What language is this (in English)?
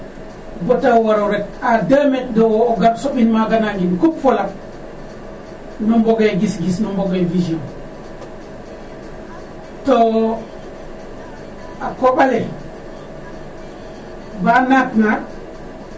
Serer